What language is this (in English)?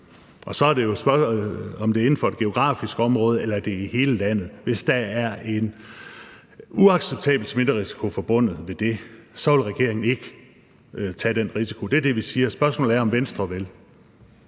Danish